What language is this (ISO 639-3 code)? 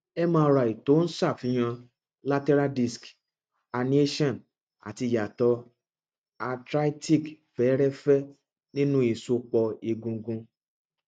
yor